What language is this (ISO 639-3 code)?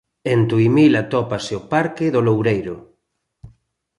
glg